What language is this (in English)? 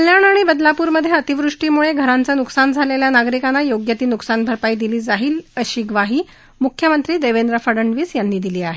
Marathi